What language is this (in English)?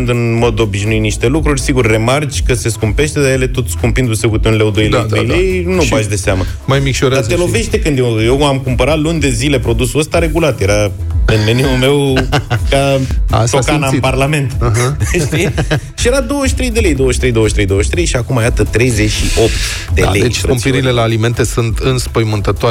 Romanian